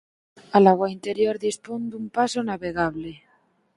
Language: Galician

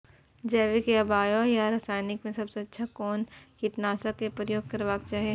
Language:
Maithili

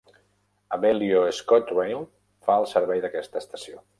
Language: Catalan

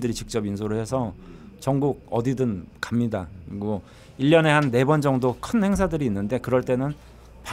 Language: Korean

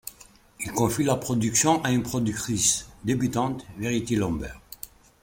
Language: French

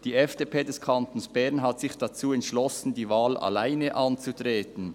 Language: Swiss German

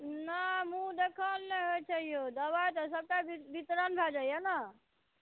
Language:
Maithili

